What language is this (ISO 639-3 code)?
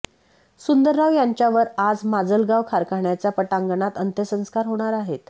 mar